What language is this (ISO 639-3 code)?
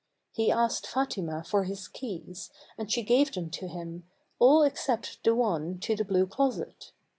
eng